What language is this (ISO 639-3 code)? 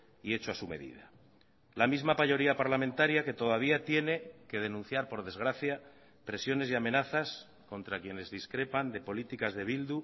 spa